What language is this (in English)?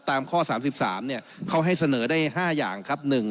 Thai